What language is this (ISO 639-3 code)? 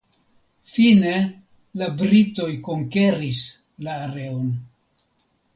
epo